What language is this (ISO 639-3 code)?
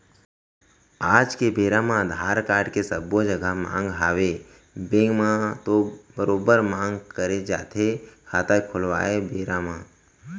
hne